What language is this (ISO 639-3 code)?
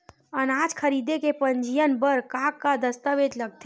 hne